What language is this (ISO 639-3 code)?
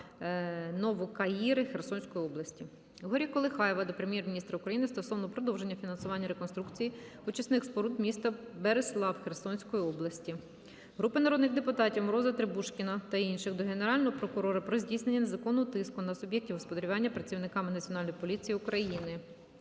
ukr